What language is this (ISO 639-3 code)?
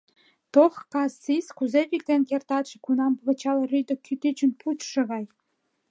chm